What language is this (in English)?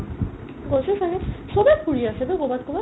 Assamese